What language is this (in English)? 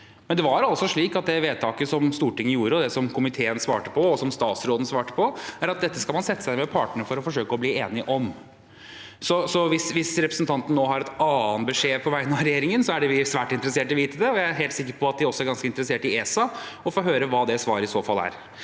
Norwegian